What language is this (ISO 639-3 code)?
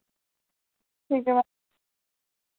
doi